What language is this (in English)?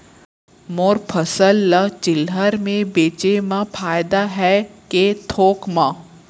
Chhattisgarhi